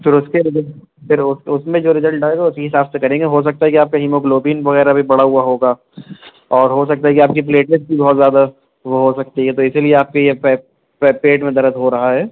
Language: Urdu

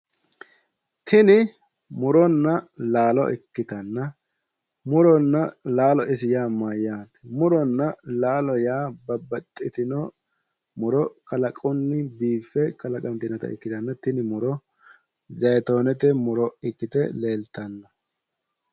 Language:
Sidamo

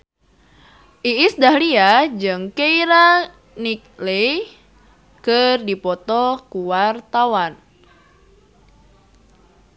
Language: Sundanese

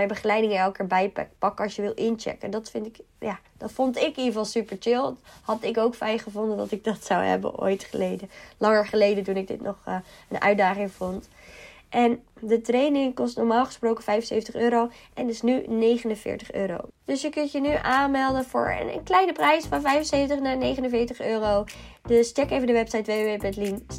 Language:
Dutch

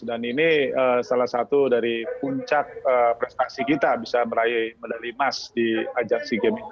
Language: Indonesian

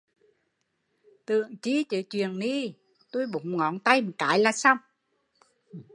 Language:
Vietnamese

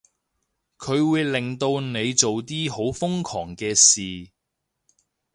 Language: Cantonese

